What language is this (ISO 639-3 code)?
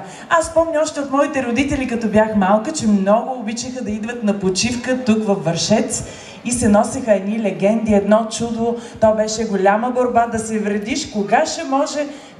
bul